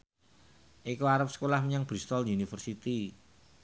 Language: Javanese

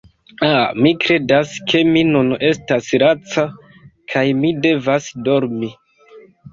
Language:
Esperanto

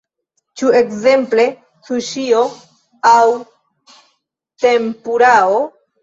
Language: Esperanto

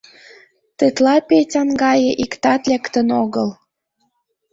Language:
Mari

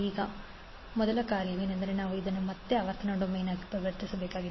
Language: Kannada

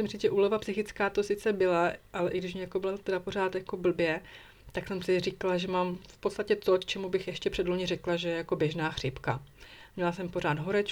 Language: Czech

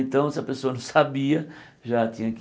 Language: Portuguese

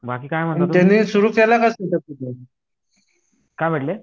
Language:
Marathi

